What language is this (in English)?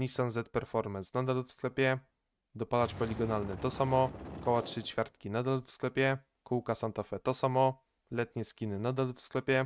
Polish